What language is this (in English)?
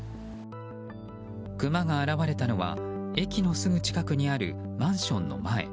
Japanese